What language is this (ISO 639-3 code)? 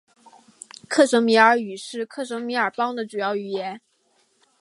zho